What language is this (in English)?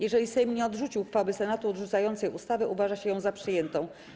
Polish